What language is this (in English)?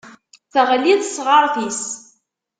Kabyle